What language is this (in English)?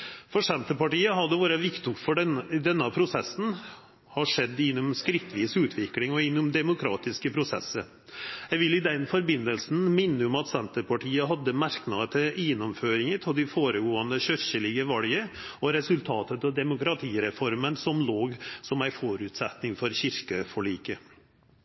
Norwegian Nynorsk